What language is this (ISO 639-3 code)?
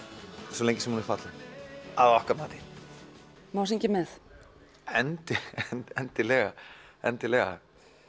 isl